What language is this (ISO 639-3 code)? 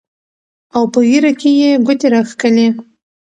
pus